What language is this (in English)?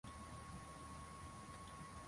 Swahili